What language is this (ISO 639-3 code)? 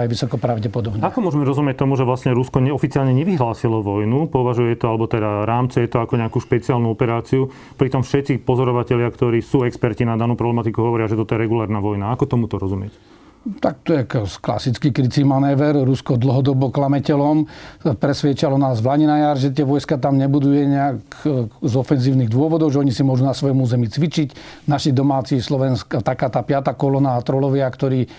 slk